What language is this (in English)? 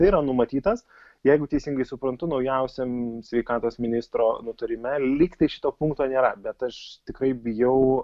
Lithuanian